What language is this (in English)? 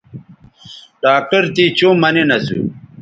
Bateri